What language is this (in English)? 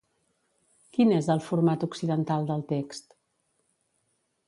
Catalan